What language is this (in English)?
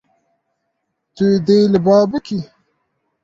Kurdish